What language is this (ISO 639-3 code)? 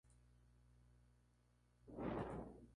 spa